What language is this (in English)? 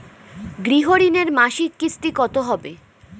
Bangla